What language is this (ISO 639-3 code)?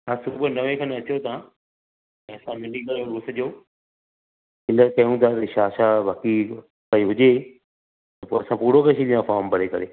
snd